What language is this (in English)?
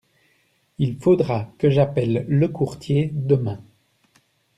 French